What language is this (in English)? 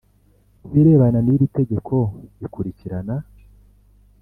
Kinyarwanda